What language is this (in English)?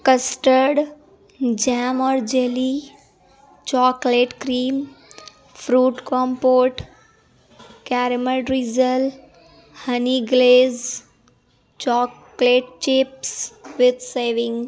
Urdu